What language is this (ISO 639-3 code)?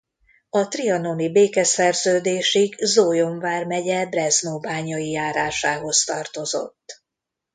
hun